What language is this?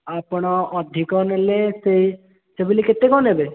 Odia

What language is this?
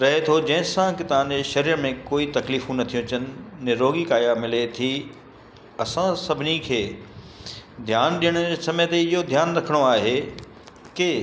Sindhi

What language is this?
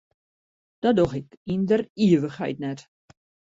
Western Frisian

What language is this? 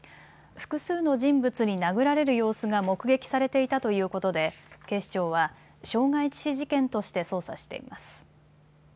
Japanese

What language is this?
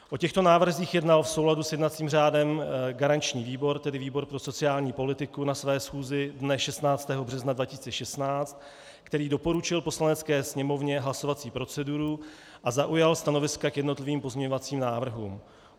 Czech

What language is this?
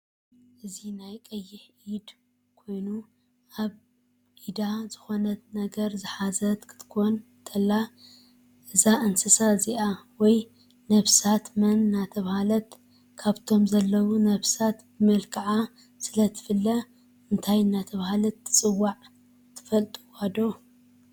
Tigrinya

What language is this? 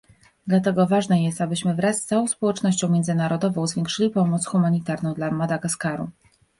Polish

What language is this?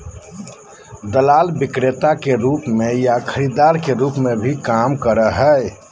Magahi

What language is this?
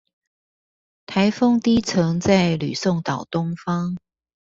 Chinese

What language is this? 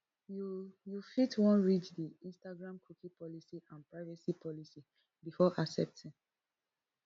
Nigerian Pidgin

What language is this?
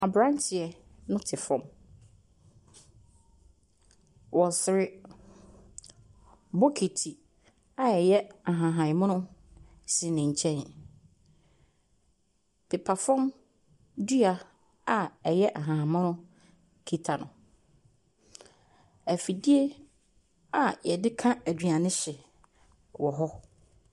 Akan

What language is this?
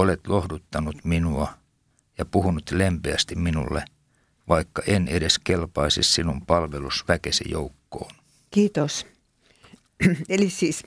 Finnish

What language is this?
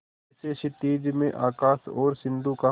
Hindi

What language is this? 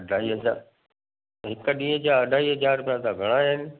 Sindhi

